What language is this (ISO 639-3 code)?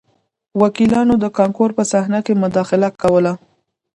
pus